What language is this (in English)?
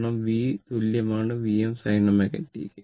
Malayalam